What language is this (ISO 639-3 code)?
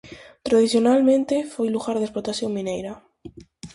glg